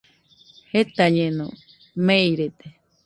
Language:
Nüpode Huitoto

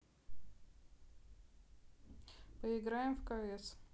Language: Russian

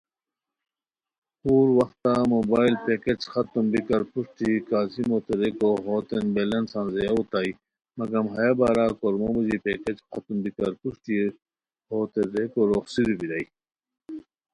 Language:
Khowar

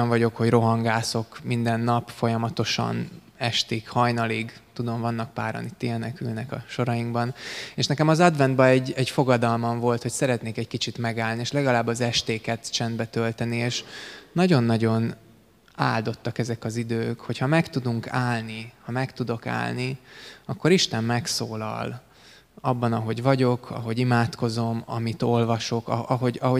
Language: Hungarian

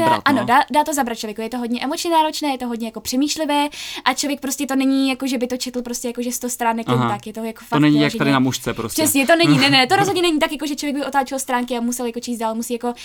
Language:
Czech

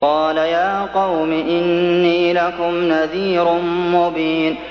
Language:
Arabic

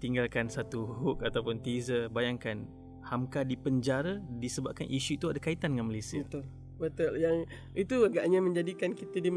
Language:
Malay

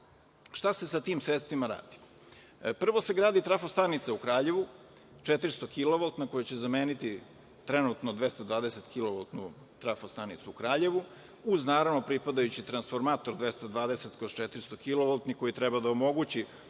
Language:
Serbian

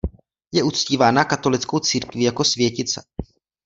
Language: Czech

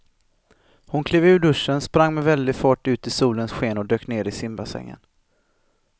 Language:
Swedish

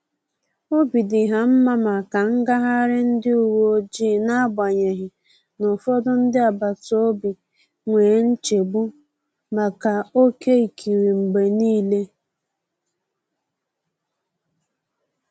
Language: Igbo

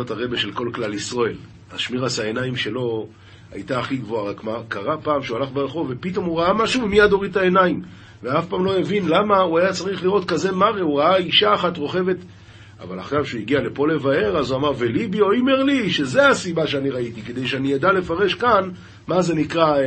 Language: Hebrew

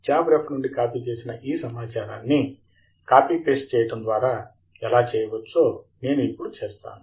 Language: Telugu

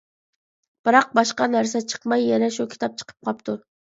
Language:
Uyghur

